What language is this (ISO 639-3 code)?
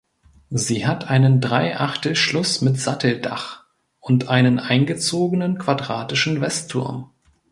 deu